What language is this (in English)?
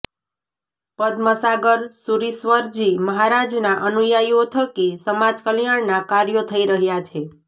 Gujarati